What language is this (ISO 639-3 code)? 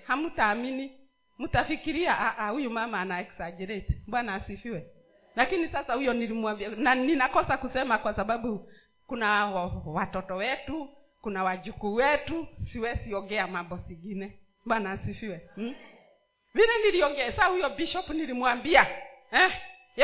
swa